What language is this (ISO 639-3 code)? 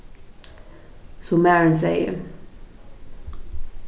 fao